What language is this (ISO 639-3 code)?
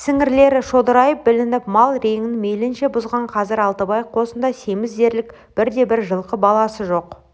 kaz